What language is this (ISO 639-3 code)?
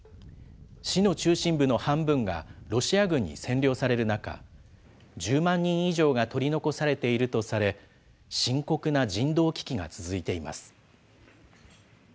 jpn